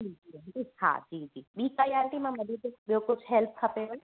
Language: Sindhi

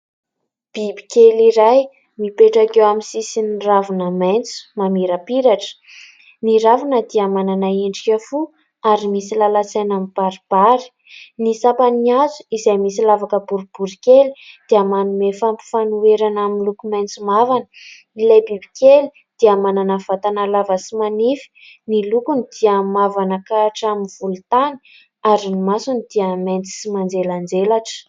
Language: Malagasy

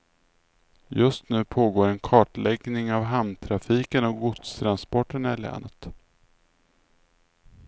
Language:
Swedish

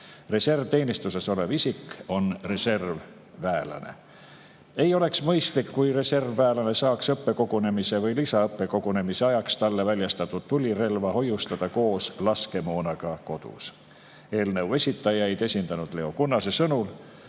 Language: Estonian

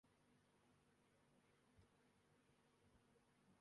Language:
Urdu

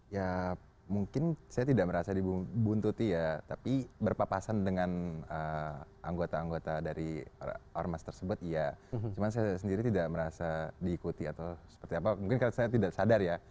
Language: Indonesian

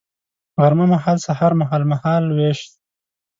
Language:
Pashto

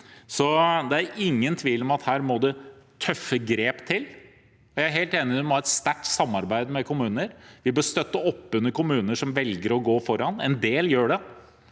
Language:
Norwegian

